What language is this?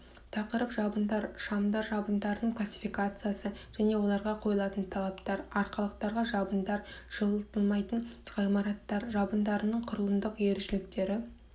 Kazakh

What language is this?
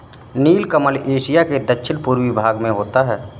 Hindi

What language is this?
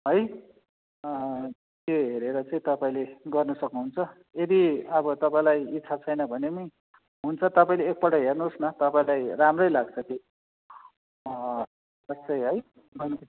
Nepali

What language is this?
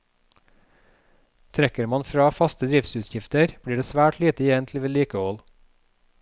Norwegian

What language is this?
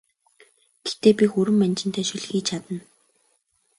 Mongolian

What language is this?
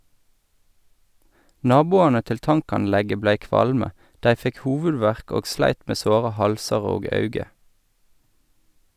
Norwegian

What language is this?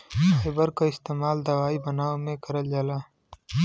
Bhojpuri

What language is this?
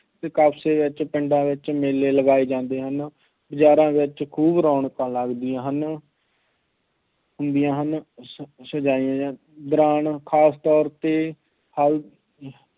Punjabi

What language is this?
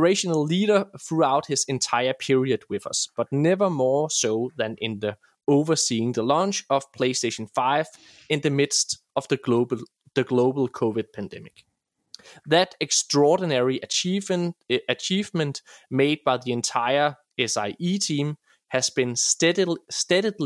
Danish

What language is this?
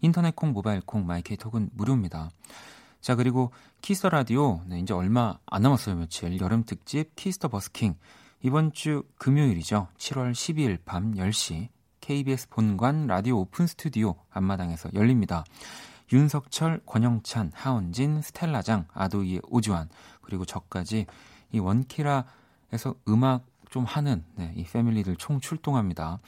Korean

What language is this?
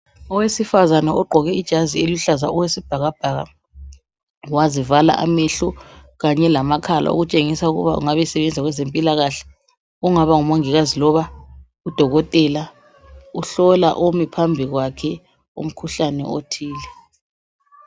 North Ndebele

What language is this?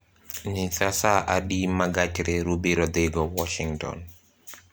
Luo (Kenya and Tanzania)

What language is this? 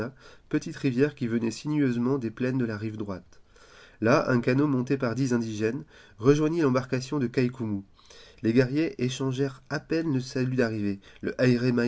French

